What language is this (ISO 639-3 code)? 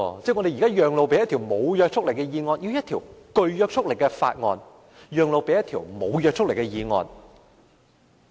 yue